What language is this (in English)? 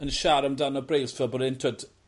Welsh